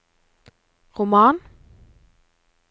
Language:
Norwegian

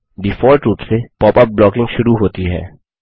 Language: Hindi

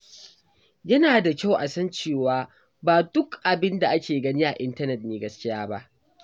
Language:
Hausa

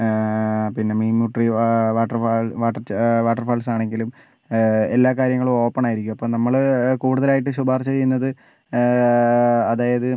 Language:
Malayalam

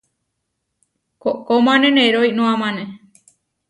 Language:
Huarijio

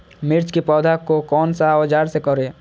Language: Magahi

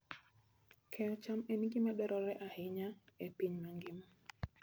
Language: Luo (Kenya and Tanzania)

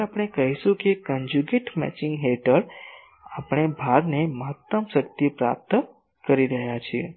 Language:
Gujarati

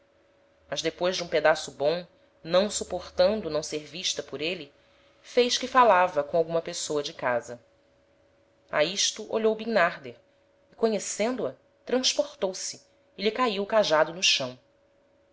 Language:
Portuguese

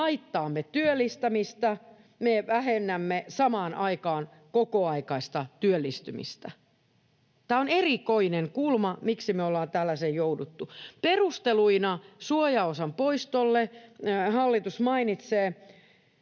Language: Finnish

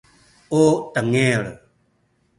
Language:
Sakizaya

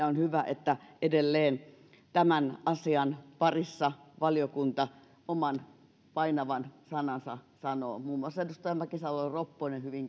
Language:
Finnish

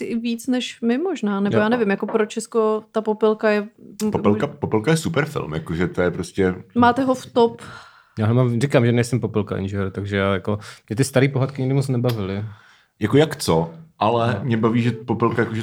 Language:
Czech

